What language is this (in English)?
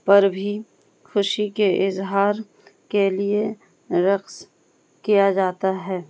Urdu